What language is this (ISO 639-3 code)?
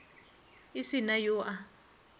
nso